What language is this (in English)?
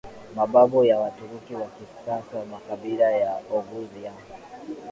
Swahili